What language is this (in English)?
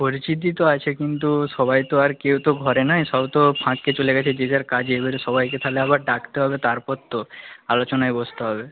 Bangla